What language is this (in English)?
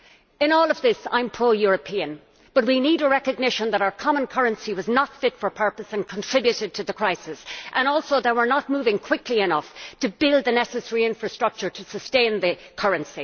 English